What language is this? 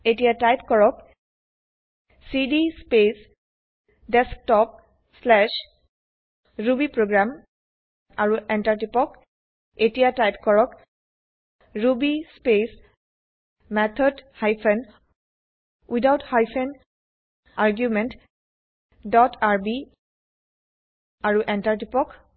Assamese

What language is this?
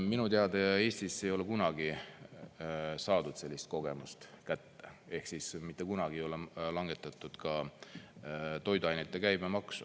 Estonian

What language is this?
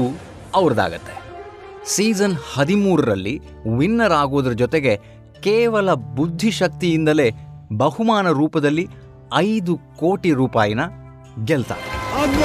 Kannada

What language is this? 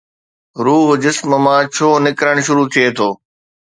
Sindhi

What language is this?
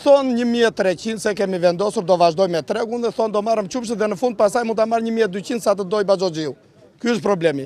Romanian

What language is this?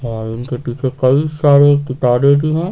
Hindi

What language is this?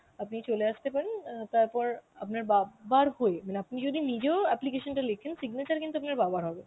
Bangla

